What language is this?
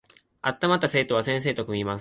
Japanese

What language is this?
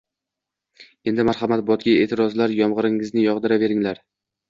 Uzbek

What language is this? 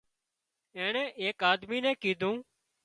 Wadiyara Koli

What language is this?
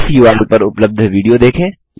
Hindi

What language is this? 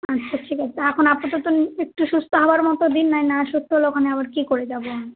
Bangla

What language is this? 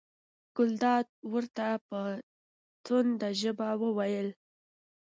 Pashto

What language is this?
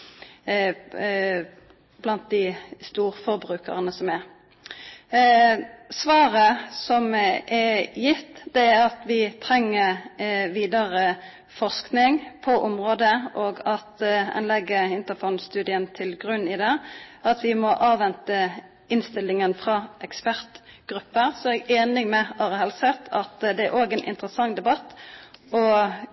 Norwegian Nynorsk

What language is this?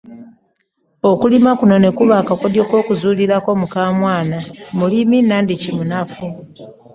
Ganda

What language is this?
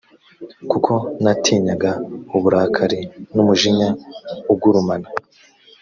Kinyarwanda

